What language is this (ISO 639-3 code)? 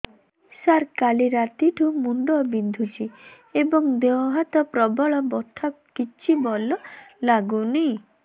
ori